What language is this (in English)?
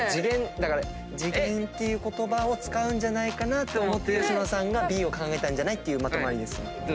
Japanese